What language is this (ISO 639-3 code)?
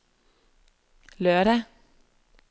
dan